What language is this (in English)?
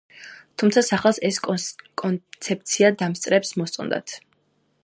Georgian